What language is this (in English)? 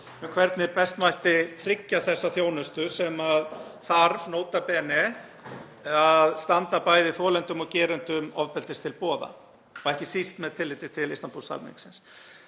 Icelandic